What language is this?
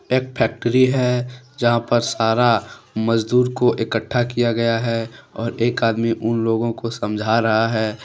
Hindi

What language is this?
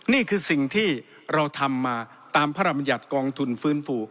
Thai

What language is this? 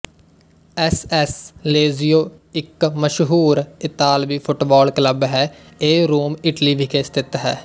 Punjabi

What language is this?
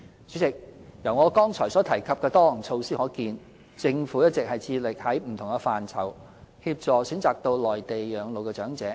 Cantonese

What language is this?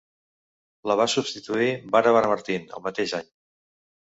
Catalan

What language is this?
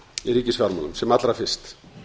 Icelandic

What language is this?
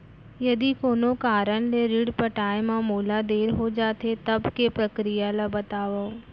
Chhattisgarhi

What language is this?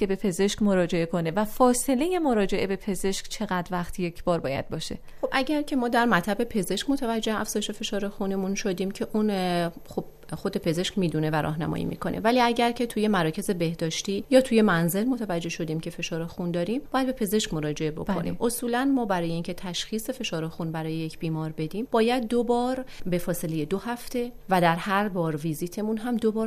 Persian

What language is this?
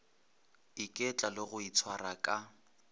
Northern Sotho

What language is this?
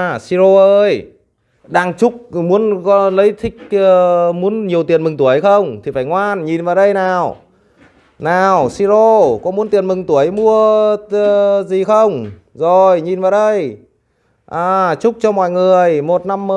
Vietnamese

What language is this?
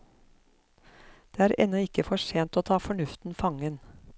Norwegian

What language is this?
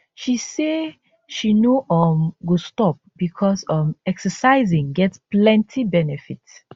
Nigerian Pidgin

